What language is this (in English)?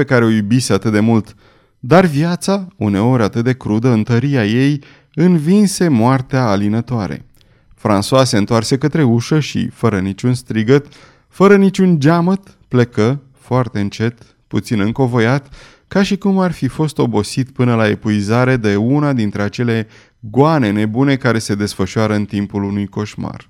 Romanian